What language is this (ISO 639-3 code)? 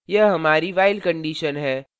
hin